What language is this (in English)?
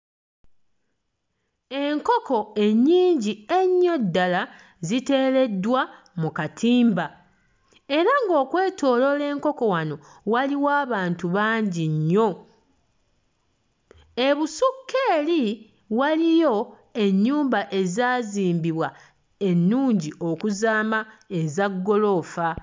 Ganda